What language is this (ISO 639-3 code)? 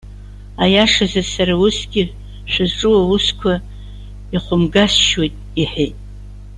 abk